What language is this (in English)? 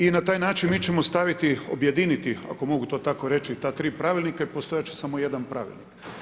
Croatian